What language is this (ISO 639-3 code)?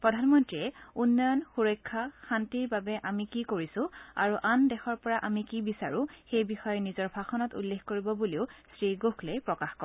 asm